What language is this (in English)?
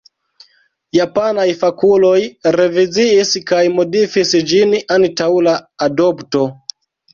Esperanto